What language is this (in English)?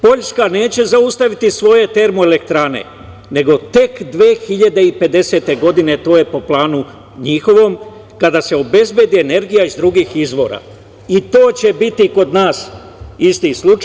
Serbian